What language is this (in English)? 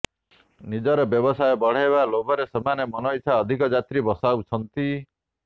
Odia